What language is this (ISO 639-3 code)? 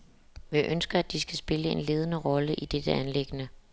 dan